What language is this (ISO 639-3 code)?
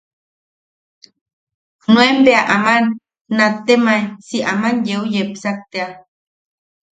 yaq